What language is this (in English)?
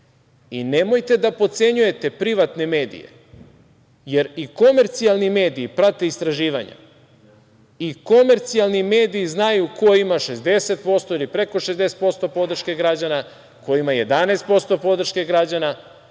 Serbian